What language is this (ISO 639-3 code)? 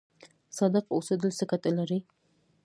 pus